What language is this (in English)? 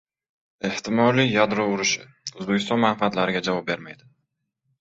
Uzbek